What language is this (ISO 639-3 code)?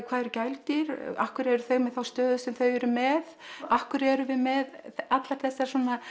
isl